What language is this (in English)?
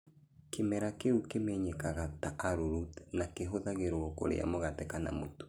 Kikuyu